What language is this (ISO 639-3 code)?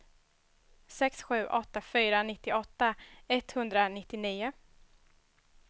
swe